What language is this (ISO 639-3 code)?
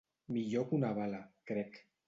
cat